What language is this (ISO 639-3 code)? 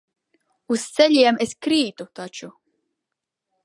lav